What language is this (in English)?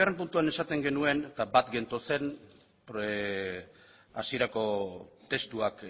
Basque